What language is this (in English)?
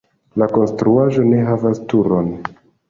Esperanto